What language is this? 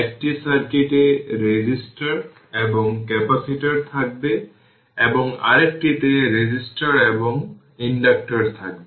Bangla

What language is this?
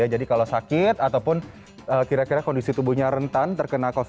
Indonesian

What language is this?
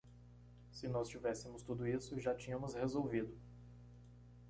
Portuguese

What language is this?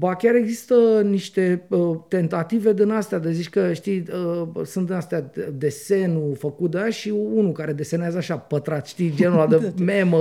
Romanian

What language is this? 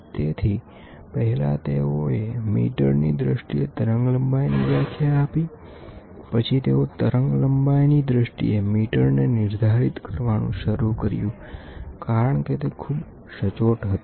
Gujarati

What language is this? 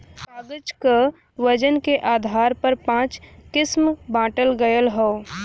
Bhojpuri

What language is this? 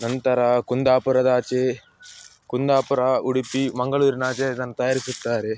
Kannada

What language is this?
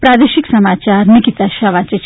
Gujarati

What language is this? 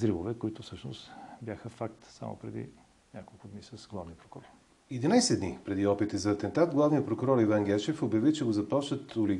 Bulgarian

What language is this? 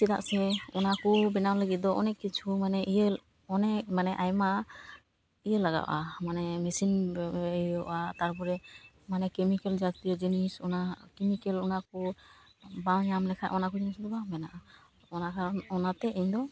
Santali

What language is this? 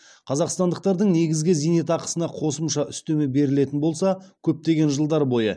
Kazakh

